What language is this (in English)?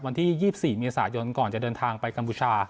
Thai